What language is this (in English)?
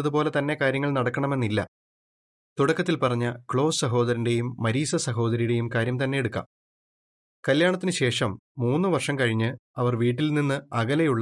Malayalam